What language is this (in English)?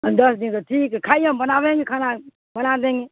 Urdu